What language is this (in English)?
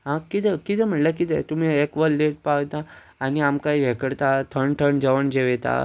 Konkani